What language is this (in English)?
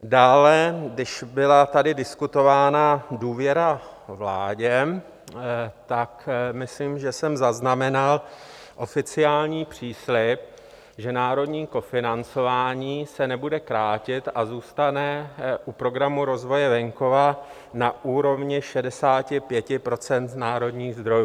Czech